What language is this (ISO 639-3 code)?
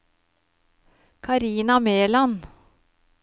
nor